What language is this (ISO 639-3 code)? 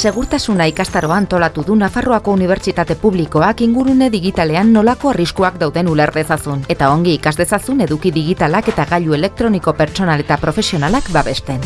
eus